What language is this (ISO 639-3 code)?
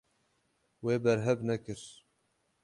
kur